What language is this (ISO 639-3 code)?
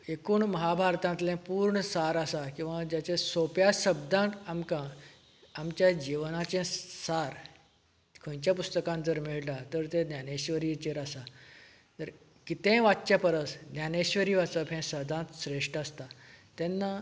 kok